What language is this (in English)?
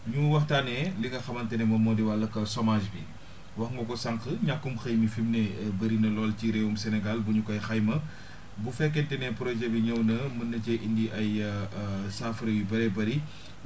Wolof